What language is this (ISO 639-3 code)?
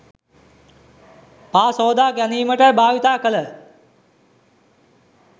sin